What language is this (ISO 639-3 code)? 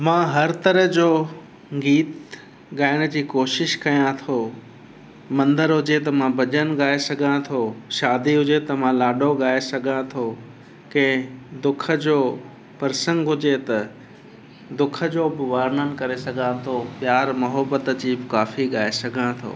snd